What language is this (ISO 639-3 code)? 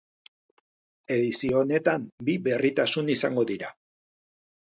eus